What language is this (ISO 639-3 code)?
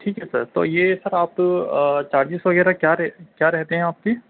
urd